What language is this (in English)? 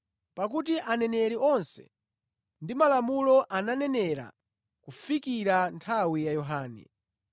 Nyanja